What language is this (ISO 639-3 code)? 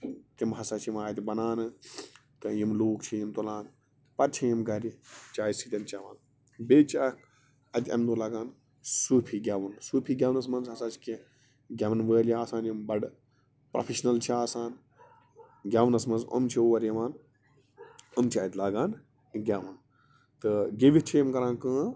kas